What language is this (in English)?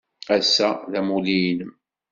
Kabyle